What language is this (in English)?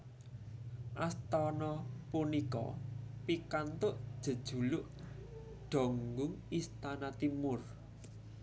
Javanese